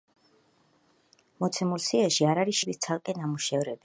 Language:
Georgian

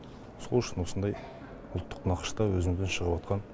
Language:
Kazakh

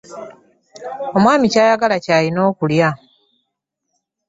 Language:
Ganda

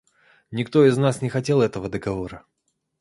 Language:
Russian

